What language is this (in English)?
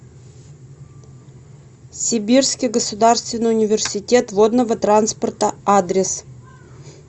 Russian